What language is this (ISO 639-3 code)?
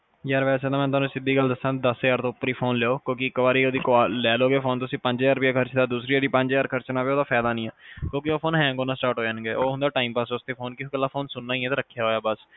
pan